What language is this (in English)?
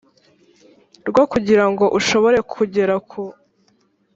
Kinyarwanda